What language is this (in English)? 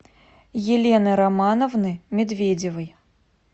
Russian